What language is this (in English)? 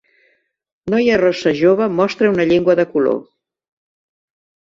Catalan